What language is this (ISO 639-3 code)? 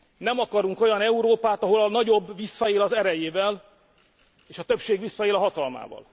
hun